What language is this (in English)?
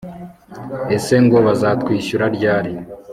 Kinyarwanda